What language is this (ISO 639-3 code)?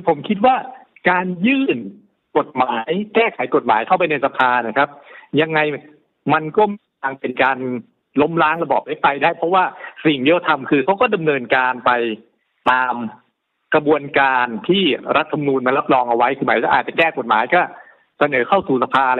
tha